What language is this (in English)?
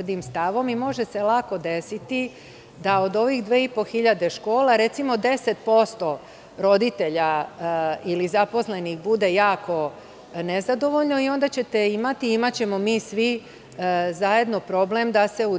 Serbian